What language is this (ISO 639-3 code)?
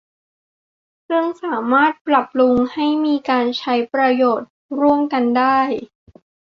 tha